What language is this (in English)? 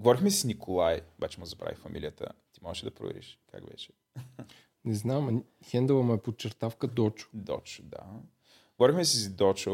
Bulgarian